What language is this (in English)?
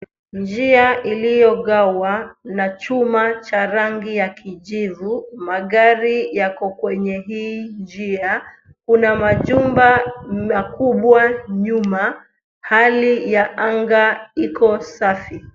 Swahili